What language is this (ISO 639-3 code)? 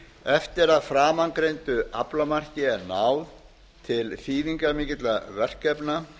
isl